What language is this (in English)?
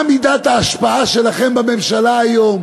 Hebrew